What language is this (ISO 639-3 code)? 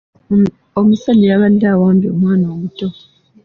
lug